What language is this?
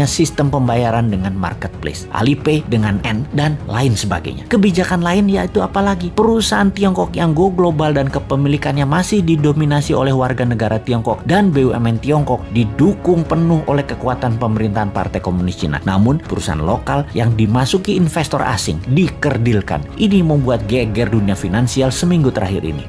Indonesian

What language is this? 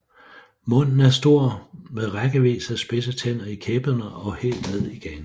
Danish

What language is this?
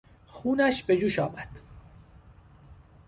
Persian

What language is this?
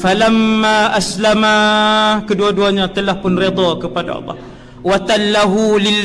Malay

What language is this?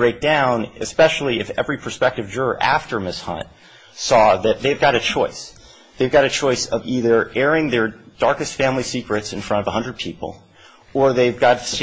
English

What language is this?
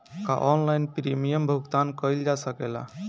Bhojpuri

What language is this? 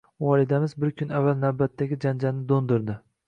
Uzbek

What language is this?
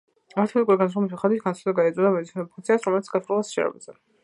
Georgian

